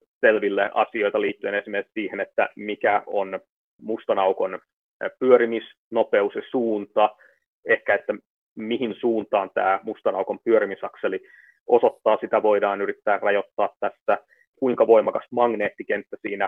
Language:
Finnish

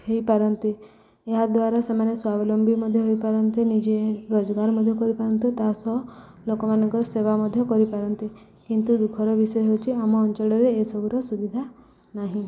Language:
Odia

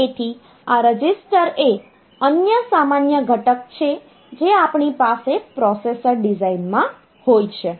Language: Gujarati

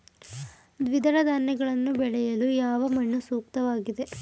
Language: Kannada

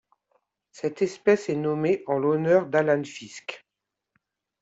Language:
French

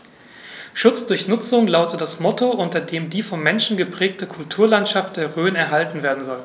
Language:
German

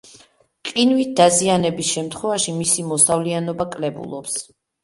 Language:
Georgian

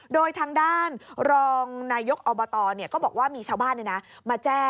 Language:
Thai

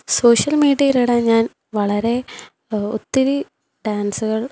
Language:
Malayalam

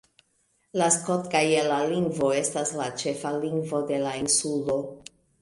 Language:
Esperanto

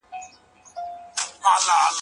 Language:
Pashto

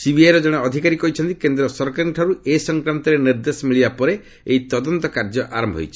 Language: Odia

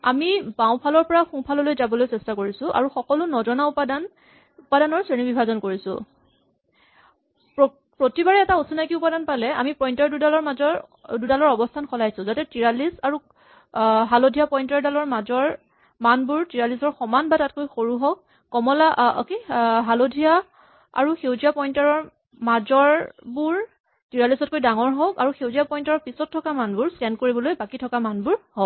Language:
Assamese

